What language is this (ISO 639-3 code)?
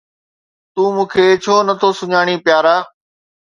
snd